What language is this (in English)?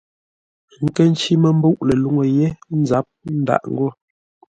Ngombale